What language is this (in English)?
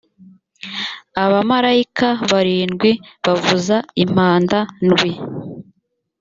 Kinyarwanda